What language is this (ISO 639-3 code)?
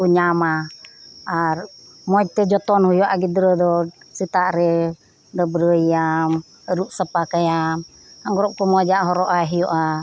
sat